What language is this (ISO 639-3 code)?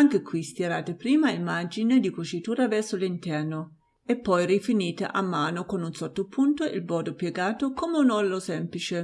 ita